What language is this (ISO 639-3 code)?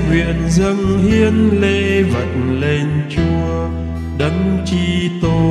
vie